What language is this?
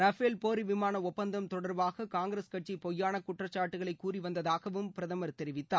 Tamil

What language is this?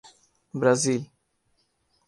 Urdu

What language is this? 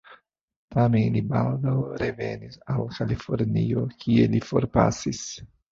Esperanto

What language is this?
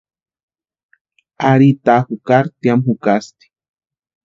Western Highland Purepecha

